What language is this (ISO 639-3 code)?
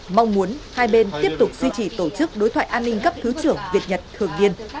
vie